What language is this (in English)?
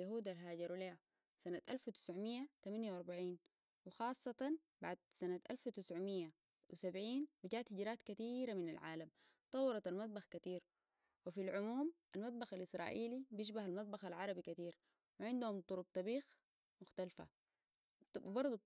Sudanese Arabic